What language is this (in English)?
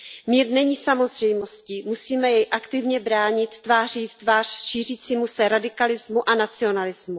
Czech